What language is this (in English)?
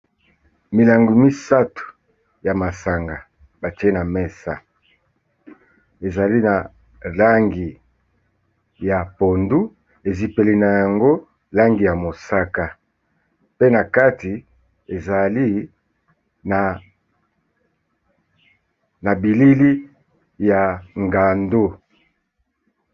Lingala